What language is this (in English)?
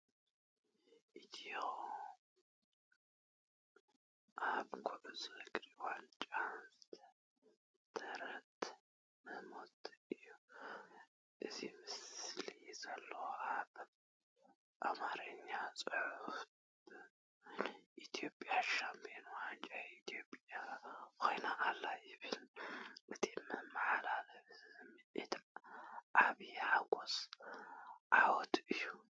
Tigrinya